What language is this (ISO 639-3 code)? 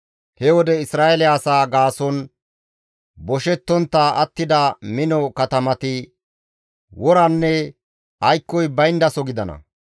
gmv